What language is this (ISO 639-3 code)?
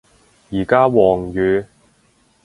yue